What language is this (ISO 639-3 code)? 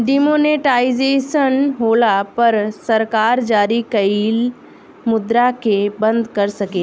bho